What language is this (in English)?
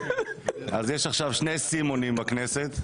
Hebrew